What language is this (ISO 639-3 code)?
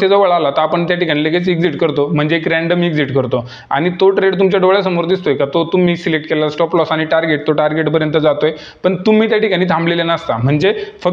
ara